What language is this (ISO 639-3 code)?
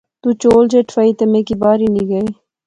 phr